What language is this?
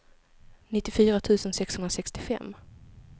Swedish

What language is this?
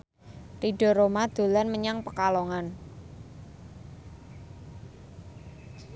Javanese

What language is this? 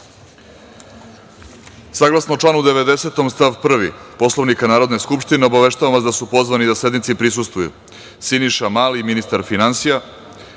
Serbian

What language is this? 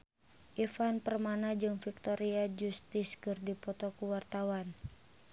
Sundanese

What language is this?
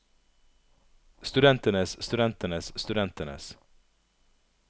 Norwegian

